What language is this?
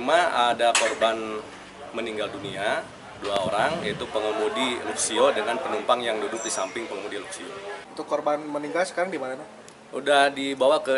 Indonesian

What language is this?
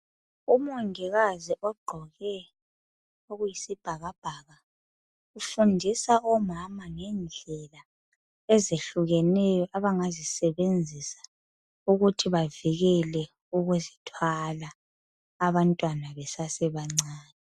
North Ndebele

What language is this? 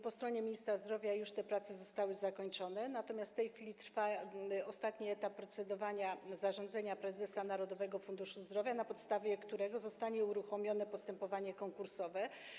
Polish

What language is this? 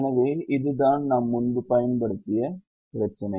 Tamil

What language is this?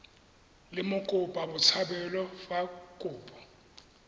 Tswana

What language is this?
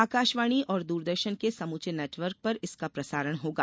Hindi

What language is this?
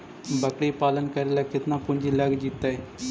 Magahi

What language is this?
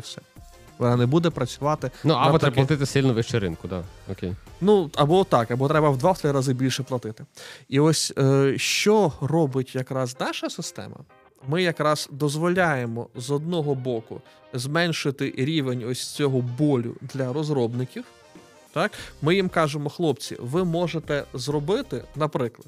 Ukrainian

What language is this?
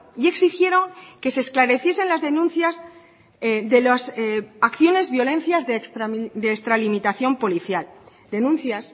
Spanish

